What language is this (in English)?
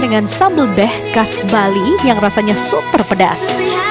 Indonesian